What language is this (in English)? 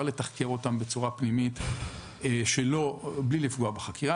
Hebrew